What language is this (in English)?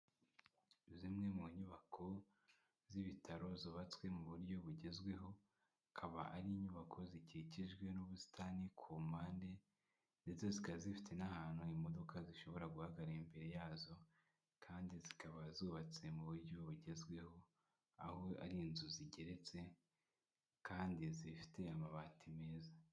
Kinyarwanda